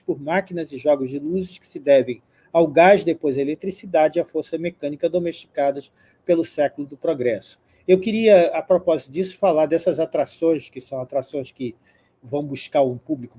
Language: Portuguese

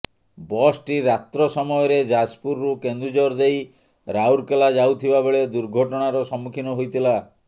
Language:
Odia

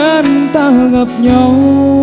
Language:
Vietnamese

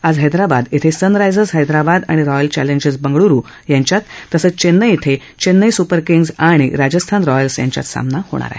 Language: Marathi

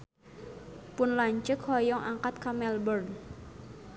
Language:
Sundanese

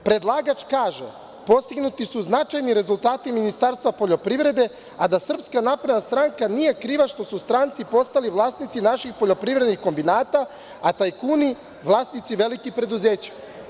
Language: Serbian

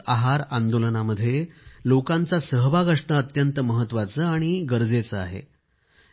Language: Marathi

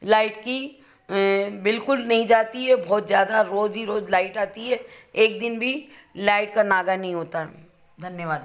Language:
Hindi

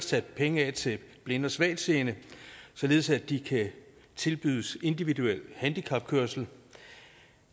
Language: Danish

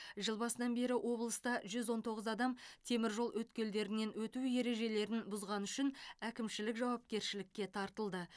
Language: Kazakh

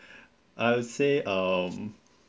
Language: English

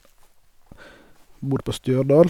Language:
Norwegian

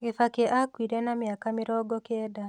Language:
Kikuyu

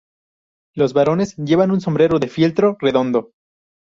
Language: Spanish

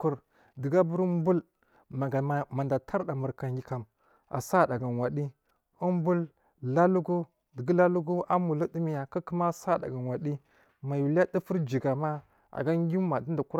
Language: Marghi South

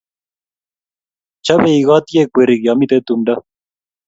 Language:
Kalenjin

